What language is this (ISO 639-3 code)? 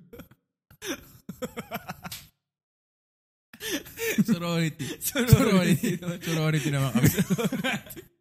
fil